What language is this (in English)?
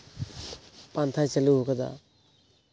Santali